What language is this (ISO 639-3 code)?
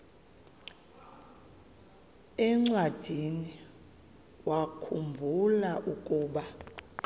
xho